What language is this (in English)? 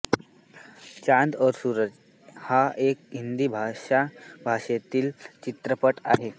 Marathi